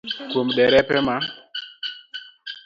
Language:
Luo (Kenya and Tanzania)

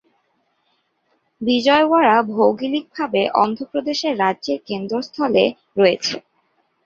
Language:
Bangla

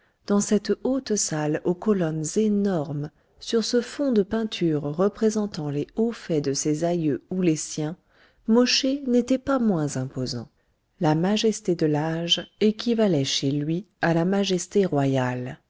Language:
French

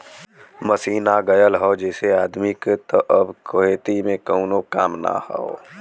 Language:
Bhojpuri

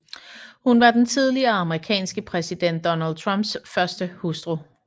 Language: Danish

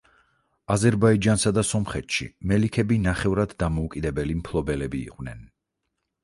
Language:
Georgian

